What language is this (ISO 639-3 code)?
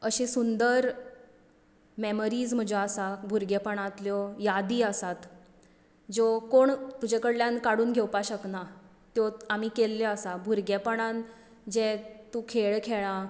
kok